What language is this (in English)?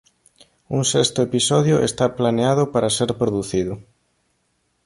Galician